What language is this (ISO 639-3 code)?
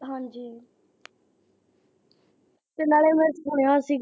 pan